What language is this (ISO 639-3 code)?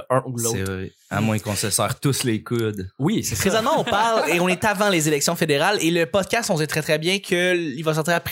fra